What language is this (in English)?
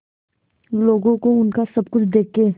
Hindi